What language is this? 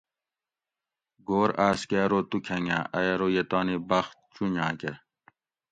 Gawri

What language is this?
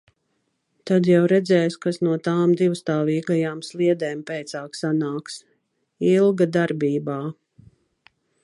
Latvian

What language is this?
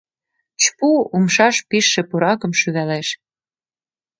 Mari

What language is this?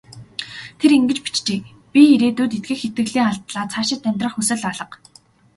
Mongolian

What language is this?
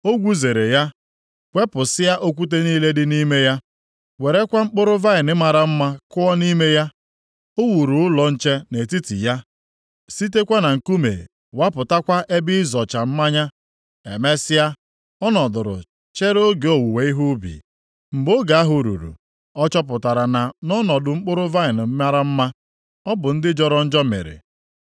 Igbo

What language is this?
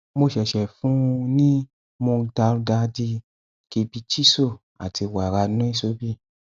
Yoruba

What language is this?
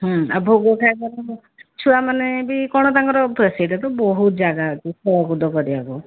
Odia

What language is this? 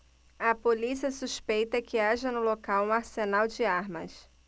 Portuguese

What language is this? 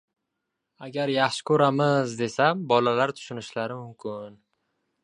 Uzbek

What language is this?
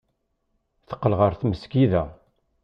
Kabyle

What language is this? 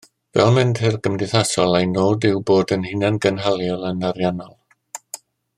Welsh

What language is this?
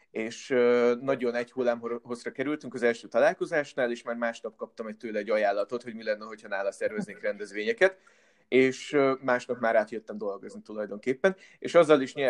Hungarian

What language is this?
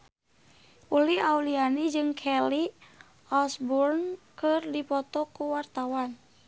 Sundanese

